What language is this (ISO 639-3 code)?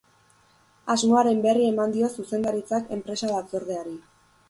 eus